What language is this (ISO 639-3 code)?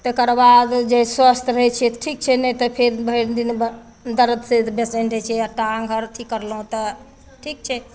mai